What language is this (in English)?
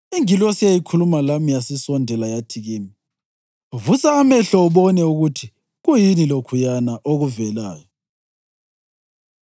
North Ndebele